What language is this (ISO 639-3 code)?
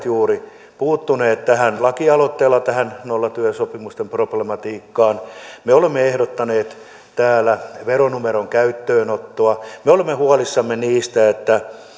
fin